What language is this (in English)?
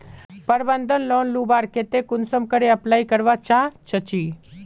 Magahi